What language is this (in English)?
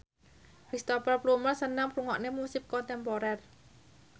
Javanese